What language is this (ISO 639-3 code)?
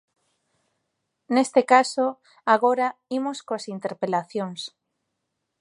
glg